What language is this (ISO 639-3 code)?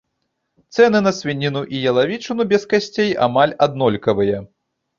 bel